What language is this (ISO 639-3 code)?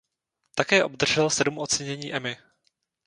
ces